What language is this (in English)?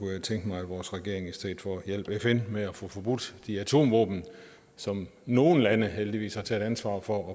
Danish